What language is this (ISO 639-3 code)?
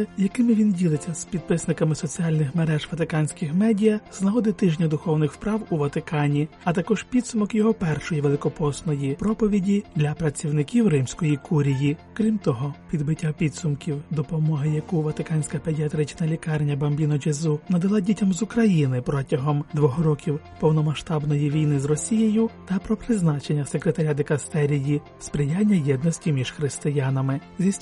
ukr